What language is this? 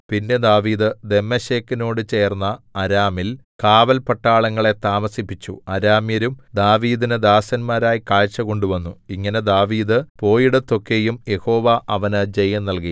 Malayalam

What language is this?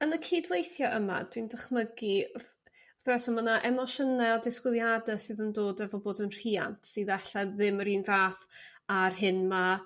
Welsh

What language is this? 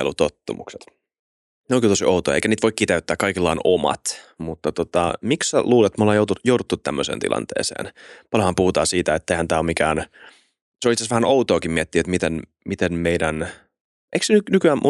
Finnish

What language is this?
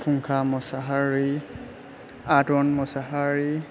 Bodo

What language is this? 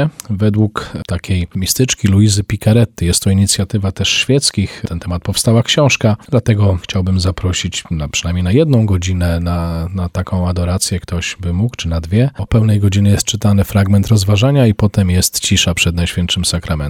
Polish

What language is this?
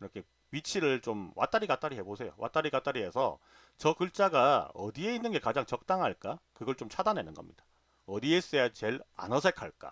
Korean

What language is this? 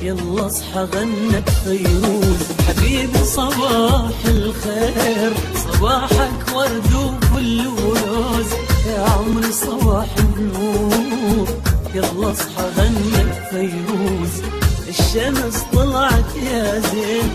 Arabic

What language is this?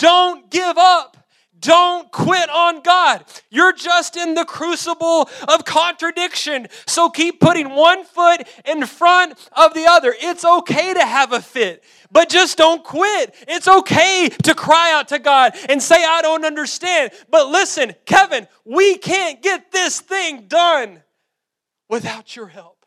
English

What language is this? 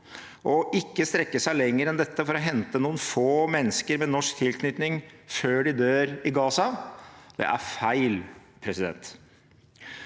Norwegian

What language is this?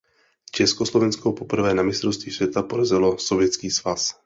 Czech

